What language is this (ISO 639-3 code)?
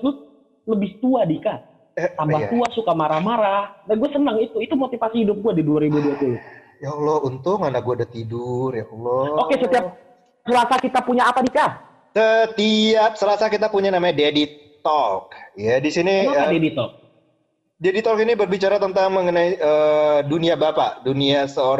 ind